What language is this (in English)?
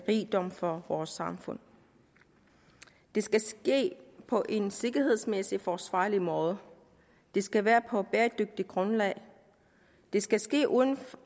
Danish